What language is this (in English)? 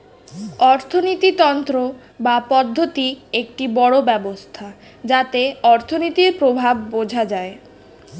Bangla